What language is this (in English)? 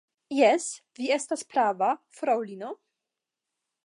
Esperanto